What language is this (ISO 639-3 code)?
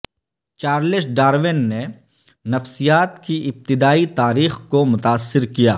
urd